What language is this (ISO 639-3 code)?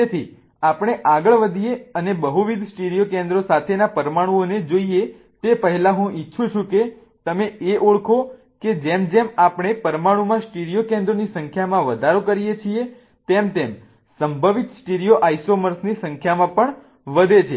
guj